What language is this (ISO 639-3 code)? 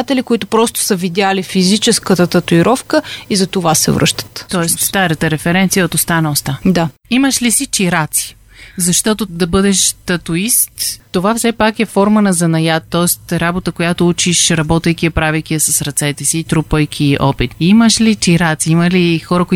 bul